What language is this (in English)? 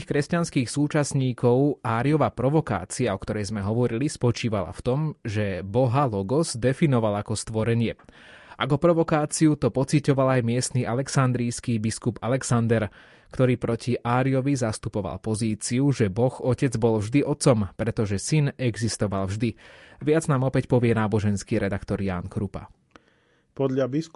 Slovak